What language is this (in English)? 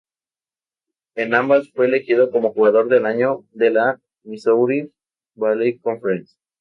Spanish